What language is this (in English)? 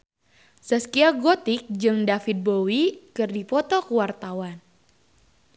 Sundanese